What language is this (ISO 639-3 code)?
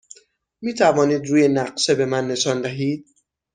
fas